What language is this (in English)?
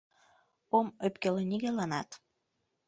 Mari